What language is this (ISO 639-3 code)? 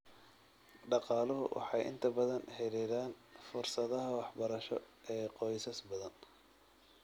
som